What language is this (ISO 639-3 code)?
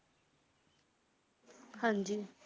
pan